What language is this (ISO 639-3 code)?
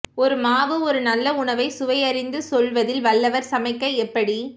tam